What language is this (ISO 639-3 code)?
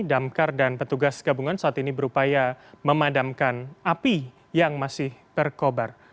ind